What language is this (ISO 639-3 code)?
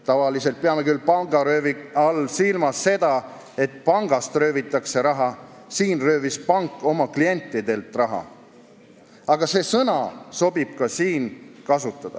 est